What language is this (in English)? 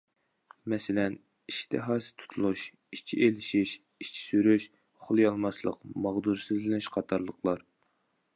Uyghur